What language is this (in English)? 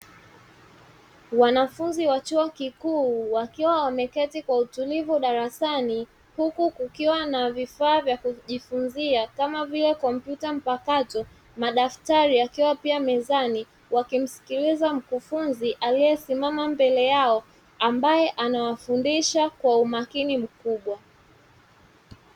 Swahili